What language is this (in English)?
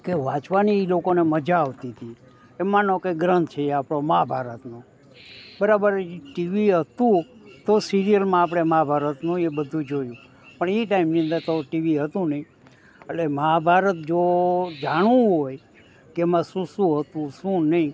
Gujarati